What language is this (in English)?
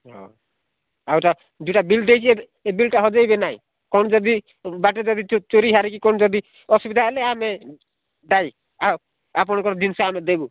Odia